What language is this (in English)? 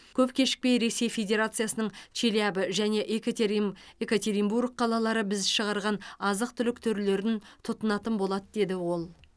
Kazakh